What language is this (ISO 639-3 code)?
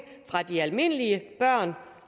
dan